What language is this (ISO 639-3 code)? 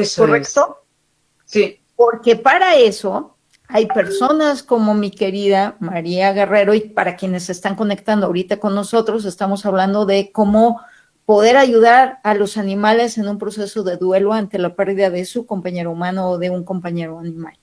spa